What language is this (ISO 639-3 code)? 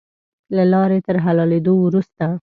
pus